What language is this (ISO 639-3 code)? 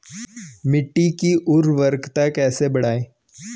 hin